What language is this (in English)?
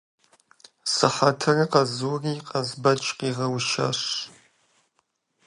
Kabardian